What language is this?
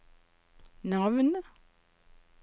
Norwegian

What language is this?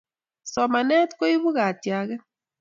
Kalenjin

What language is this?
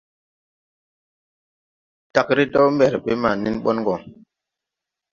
Tupuri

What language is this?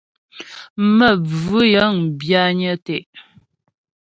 Ghomala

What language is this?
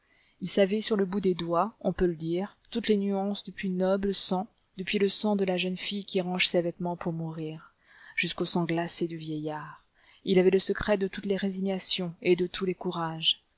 French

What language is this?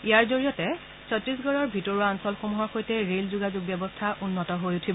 Assamese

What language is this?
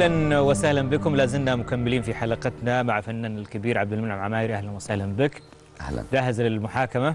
Arabic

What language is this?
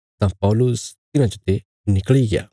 Bilaspuri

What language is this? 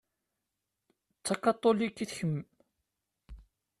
Kabyle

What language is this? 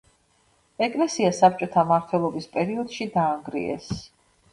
Georgian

